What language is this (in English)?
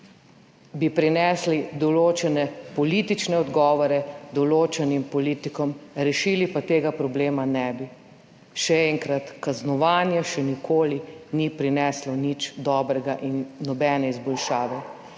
Slovenian